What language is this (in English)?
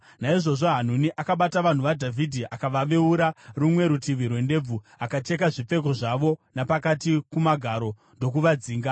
Shona